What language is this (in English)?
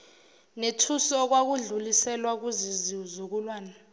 Zulu